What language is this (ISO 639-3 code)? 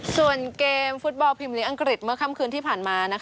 tha